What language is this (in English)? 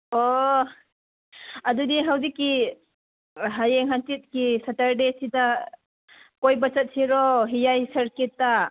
Manipuri